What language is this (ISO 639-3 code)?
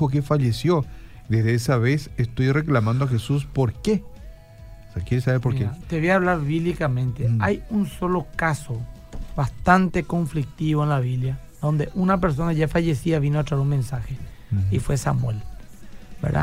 spa